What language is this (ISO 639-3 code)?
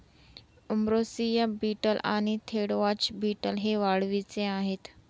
mar